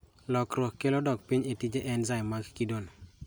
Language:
Luo (Kenya and Tanzania)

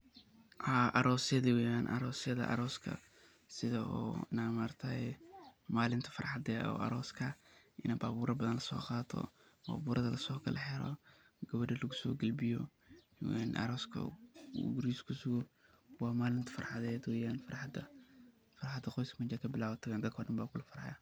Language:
Somali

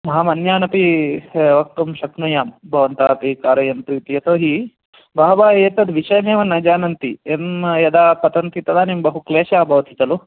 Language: Sanskrit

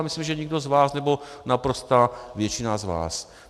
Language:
Czech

